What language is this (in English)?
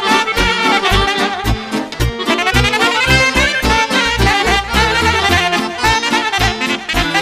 Romanian